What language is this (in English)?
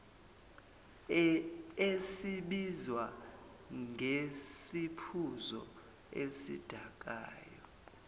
Zulu